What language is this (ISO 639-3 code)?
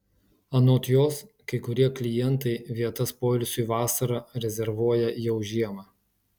lit